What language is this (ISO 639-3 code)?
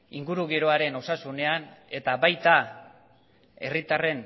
eus